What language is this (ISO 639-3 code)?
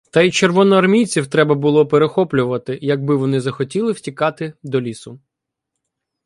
ukr